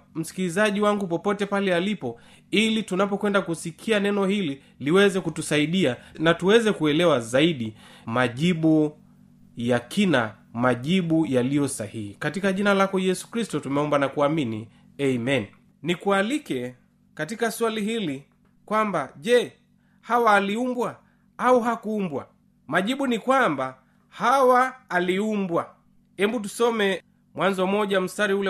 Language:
Swahili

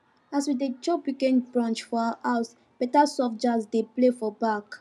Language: Nigerian Pidgin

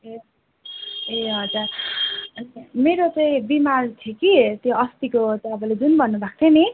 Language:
Nepali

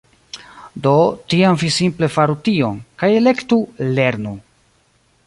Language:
Esperanto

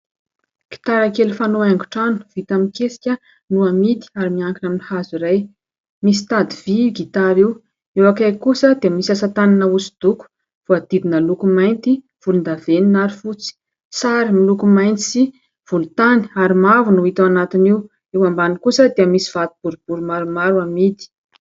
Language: Malagasy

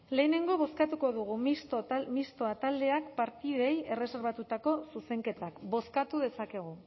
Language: Basque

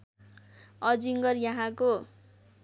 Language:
Nepali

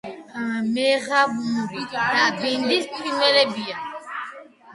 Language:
Georgian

